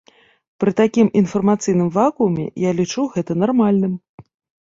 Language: Belarusian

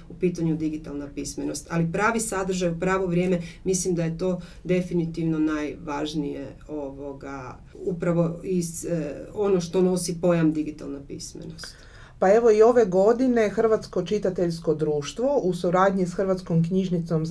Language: Croatian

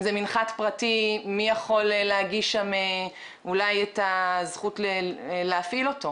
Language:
Hebrew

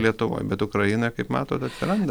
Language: Lithuanian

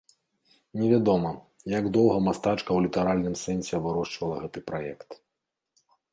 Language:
Belarusian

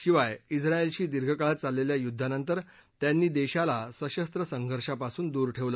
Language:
Marathi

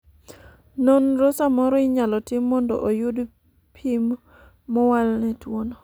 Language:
Luo (Kenya and Tanzania)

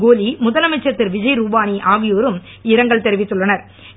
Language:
Tamil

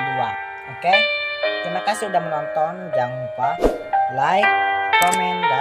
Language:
Indonesian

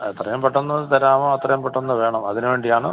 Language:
Malayalam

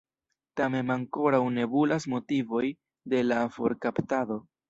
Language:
Esperanto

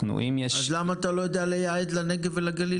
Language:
Hebrew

